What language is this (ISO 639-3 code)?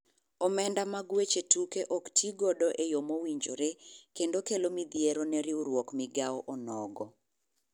luo